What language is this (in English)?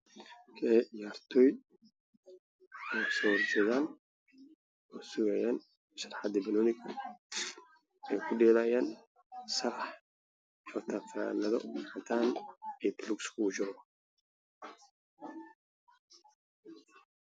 Somali